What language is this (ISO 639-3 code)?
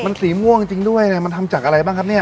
tha